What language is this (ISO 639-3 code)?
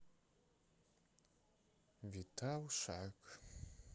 rus